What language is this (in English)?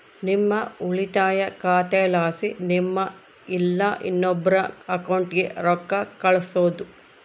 Kannada